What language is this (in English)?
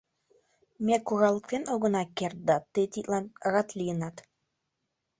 Mari